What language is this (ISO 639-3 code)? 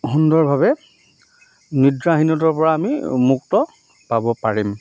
asm